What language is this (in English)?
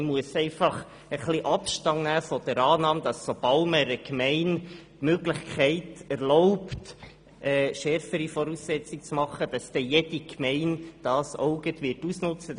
Swiss German